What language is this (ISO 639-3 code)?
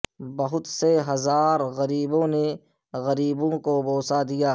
urd